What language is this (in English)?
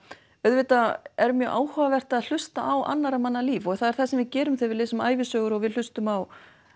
Icelandic